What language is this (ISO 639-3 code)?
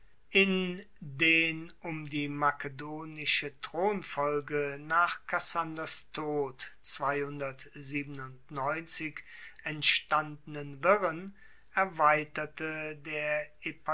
deu